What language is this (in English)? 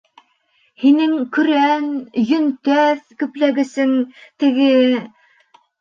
Bashkir